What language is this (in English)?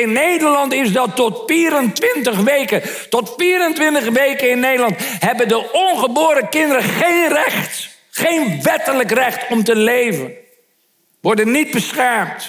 Dutch